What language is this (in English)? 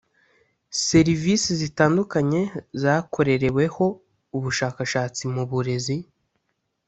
Kinyarwanda